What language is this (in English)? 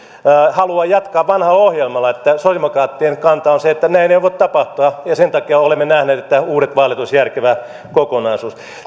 Finnish